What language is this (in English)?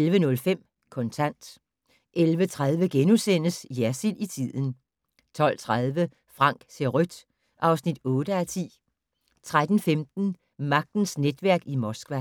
Danish